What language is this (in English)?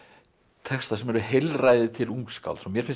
Icelandic